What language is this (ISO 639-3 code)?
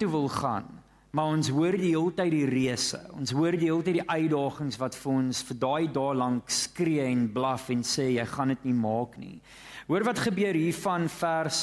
nld